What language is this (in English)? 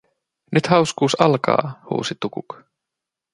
Finnish